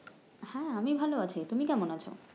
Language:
Bangla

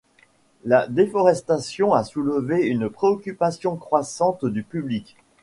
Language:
French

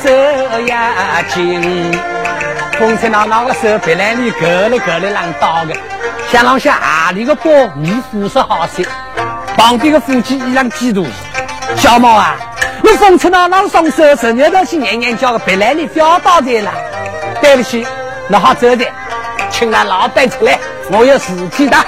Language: Chinese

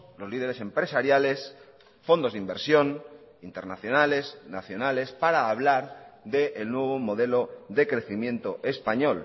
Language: Spanish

